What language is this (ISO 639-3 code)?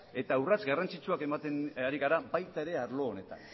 eus